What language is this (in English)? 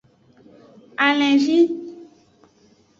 Aja (Benin)